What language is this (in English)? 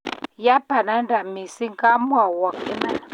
Kalenjin